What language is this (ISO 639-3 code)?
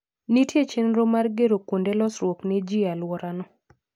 luo